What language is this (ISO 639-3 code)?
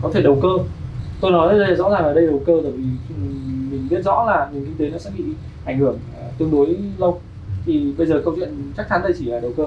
vie